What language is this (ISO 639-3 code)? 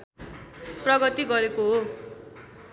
nep